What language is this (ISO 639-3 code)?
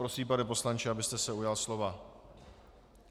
ces